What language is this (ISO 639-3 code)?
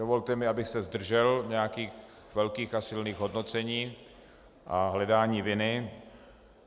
ces